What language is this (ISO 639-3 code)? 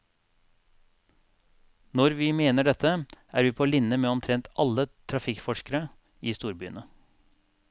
nor